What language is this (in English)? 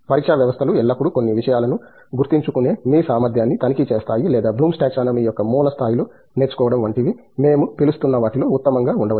Telugu